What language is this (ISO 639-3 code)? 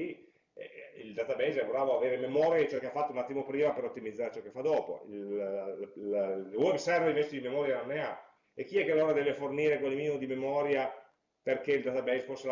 ita